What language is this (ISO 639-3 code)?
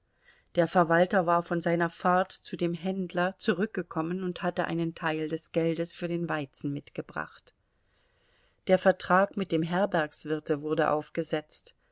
deu